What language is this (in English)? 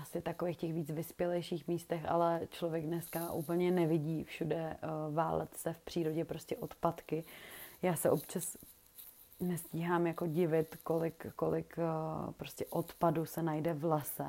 Czech